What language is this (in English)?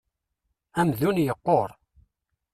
Kabyle